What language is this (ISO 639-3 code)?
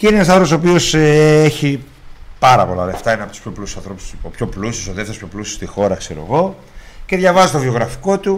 ell